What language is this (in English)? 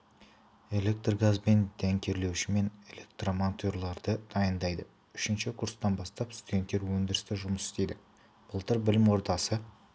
Kazakh